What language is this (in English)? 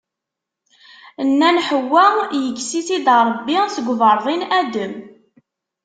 Kabyle